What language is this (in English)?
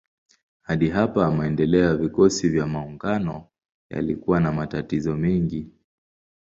Swahili